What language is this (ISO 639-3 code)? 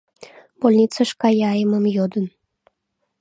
chm